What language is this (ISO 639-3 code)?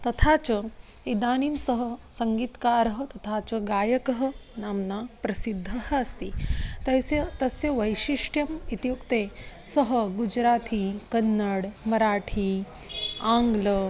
san